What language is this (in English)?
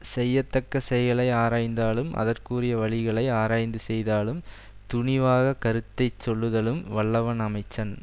Tamil